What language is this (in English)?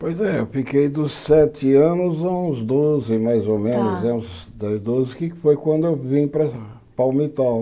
Portuguese